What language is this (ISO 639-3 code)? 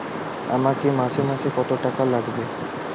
ben